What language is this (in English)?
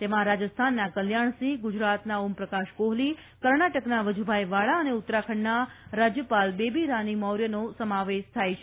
Gujarati